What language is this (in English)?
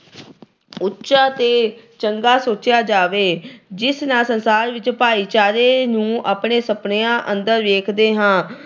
Punjabi